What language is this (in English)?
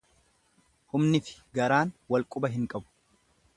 Oromo